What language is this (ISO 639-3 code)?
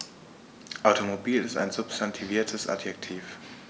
deu